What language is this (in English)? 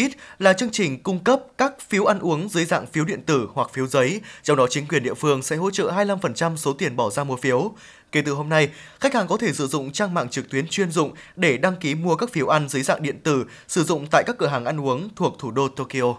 Vietnamese